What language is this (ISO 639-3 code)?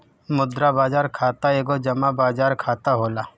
bho